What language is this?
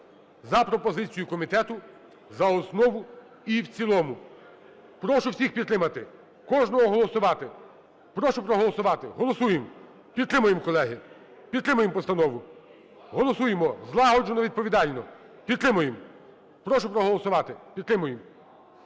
Ukrainian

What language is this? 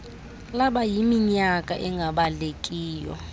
Xhosa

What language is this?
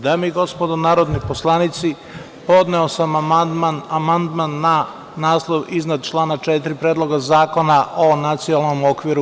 Serbian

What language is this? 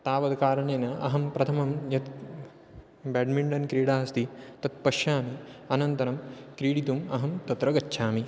Sanskrit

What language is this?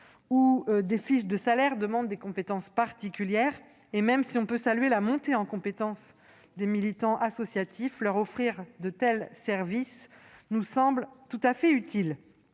French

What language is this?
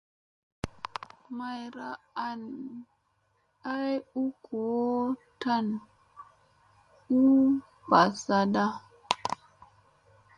Musey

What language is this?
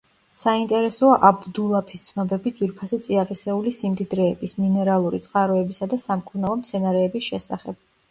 Georgian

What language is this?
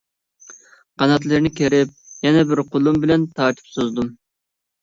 Uyghur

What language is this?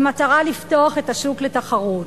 Hebrew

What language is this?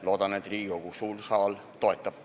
Estonian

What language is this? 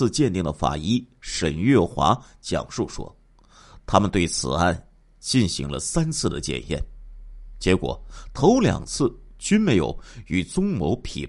Chinese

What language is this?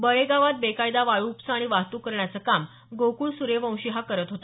Marathi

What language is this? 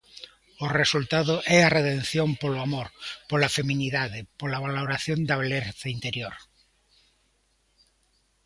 Galician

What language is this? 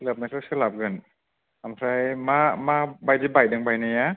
Bodo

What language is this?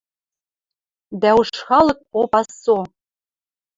Western Mari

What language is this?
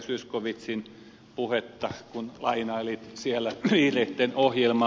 Finnish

